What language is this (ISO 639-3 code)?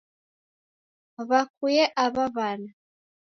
dav